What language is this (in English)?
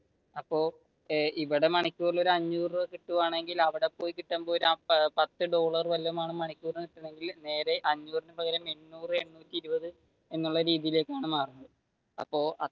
Malayalam